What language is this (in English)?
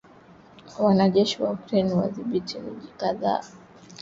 Swahili